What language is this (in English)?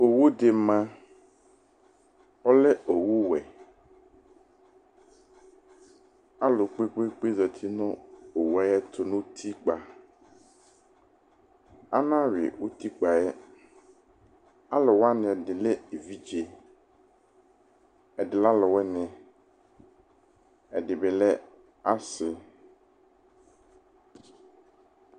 Ikposo